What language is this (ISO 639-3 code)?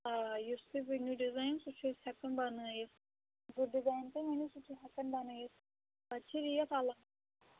kas